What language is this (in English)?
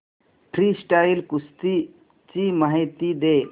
Marathi